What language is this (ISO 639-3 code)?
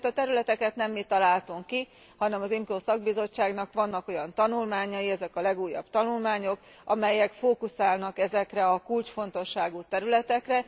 hun